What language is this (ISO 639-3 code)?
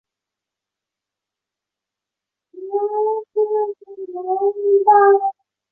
zho